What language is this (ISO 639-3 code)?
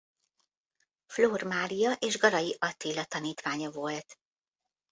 hun